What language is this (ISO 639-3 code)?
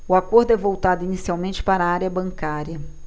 por